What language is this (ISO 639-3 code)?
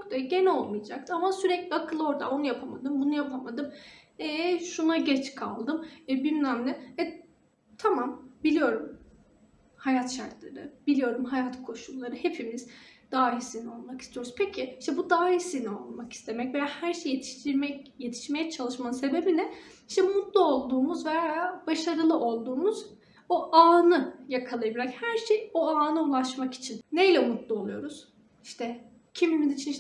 tur